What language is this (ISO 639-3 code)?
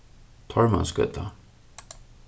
fao